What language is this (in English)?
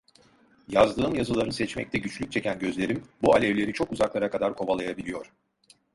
Turkish